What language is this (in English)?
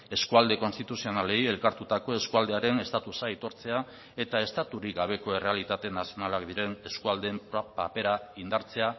Basque